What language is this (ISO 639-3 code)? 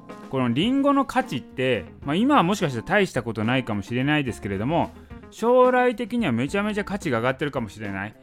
jpn